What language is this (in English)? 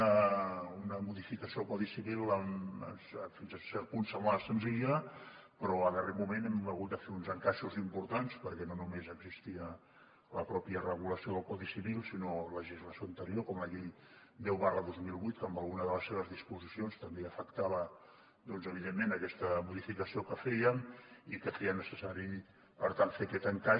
Catalan